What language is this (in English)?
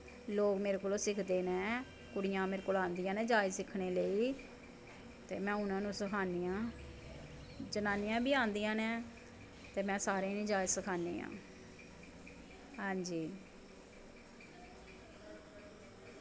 Dogri